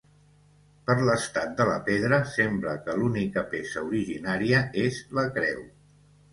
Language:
Catalan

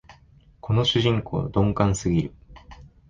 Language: Japanese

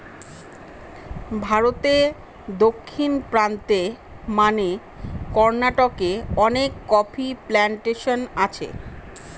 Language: Bangla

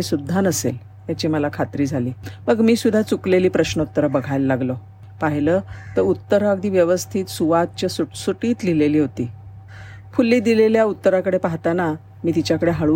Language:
Marathi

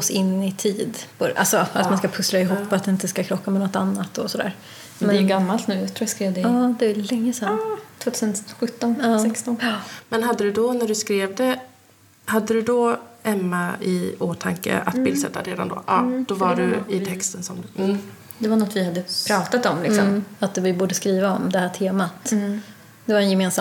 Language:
Swedish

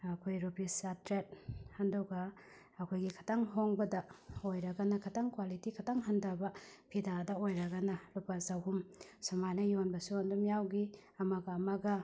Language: Manipuri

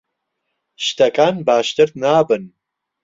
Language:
Central Kurdish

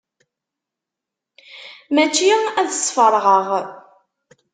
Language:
Kabyle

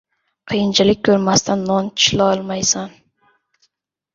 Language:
Uzbek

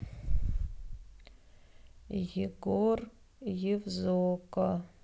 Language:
Russian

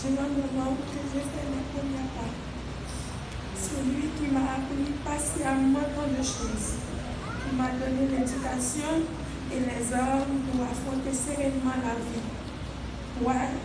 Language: French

